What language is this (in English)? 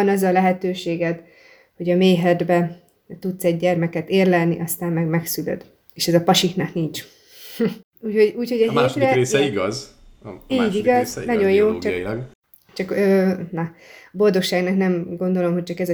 Hungarian